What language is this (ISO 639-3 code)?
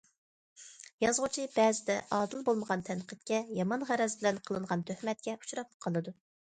uig